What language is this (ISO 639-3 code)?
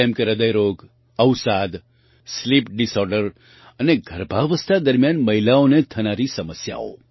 guj